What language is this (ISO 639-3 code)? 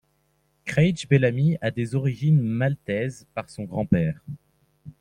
fra